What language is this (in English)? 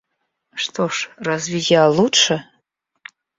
Russian